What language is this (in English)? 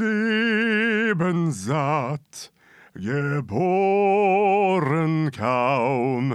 Swedish